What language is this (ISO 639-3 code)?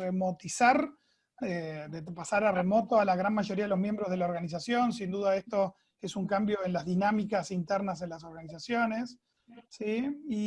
spa